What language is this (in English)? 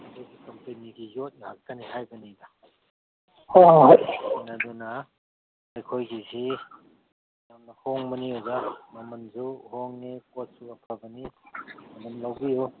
Manipuri